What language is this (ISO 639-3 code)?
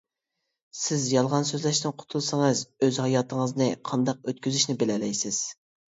uig